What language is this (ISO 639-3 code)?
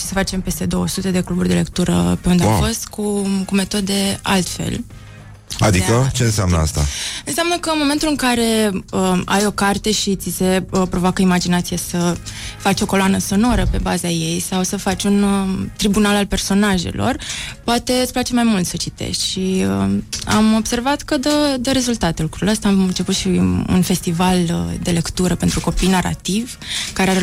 ron